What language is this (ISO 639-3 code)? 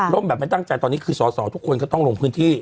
tha